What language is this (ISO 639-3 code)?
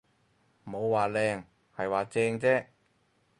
yue